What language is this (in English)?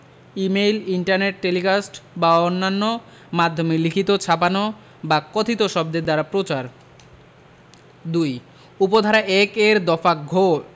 Bangla